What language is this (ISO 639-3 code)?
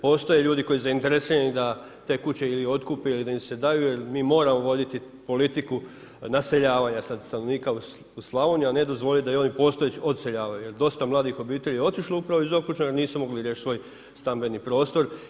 hrv